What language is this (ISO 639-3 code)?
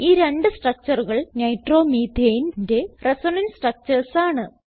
mal